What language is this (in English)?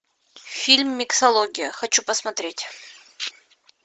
Russian